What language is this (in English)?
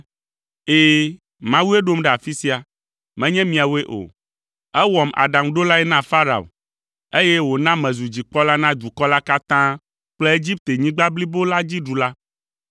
Ewe